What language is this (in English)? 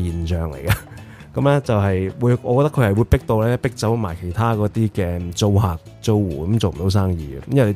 Chinese